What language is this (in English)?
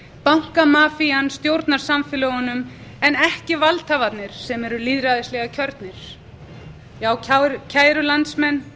Icelandic